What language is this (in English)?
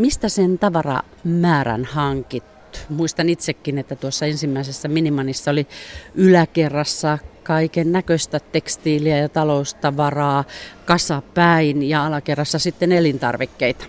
Finnish